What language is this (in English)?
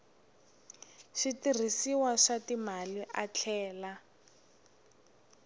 Tsonga